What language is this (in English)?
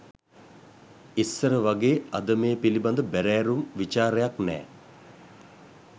Sinhala